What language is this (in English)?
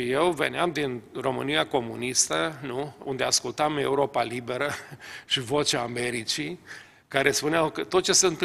Romanian